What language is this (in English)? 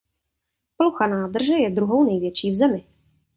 Czech